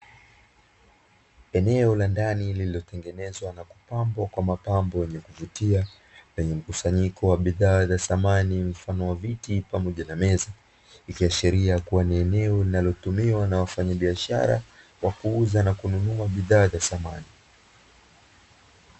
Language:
Swahili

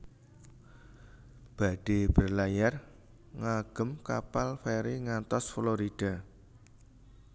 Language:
Javanese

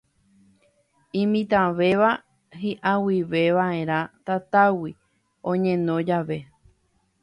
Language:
Guarani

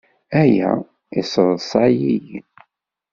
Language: Kabyle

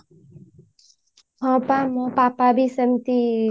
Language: Odia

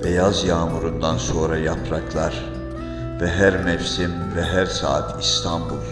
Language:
Turkish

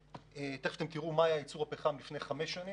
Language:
Hebrew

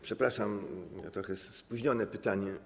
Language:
Polish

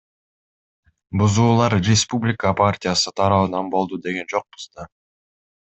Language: Kyrgyz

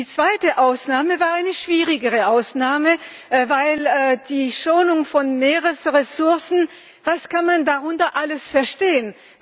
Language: German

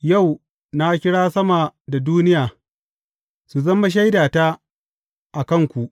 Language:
Hausa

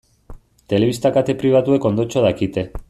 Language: Basque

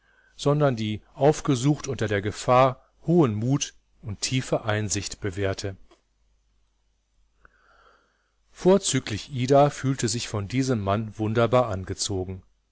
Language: German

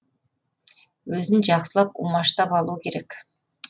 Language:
Kazakh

